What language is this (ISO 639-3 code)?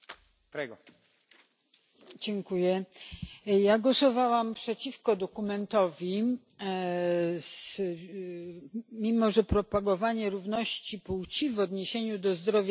pol